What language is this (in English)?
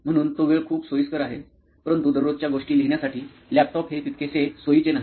Marathi